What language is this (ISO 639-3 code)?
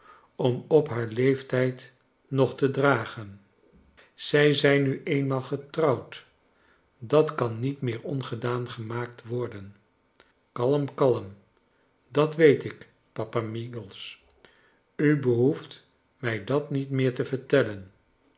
nld